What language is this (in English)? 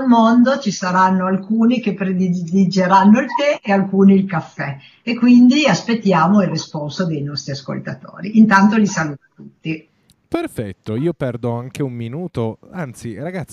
Italian